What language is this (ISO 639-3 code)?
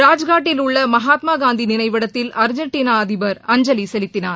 tam